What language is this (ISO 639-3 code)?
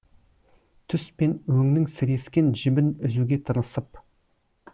kaz